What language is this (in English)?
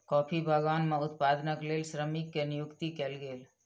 Maithili